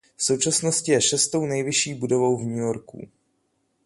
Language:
Czech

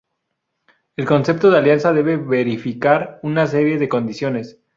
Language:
Spanish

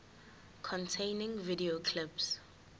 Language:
Zulu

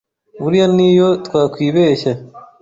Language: Kinyarwanda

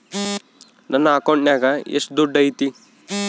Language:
Kannada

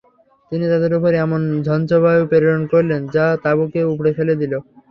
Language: Bangla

